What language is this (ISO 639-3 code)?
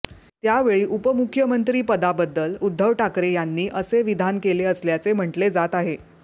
mar